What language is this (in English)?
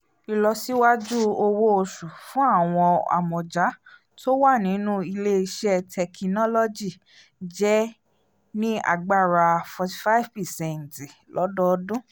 Yoruba